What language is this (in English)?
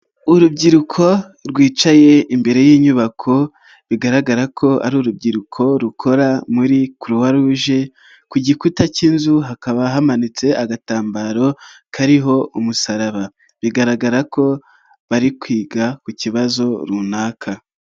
Kinyarwanda